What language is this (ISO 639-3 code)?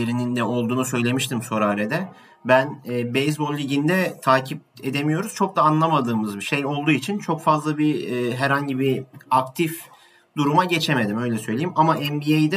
tur